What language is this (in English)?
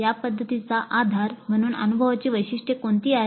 Marathi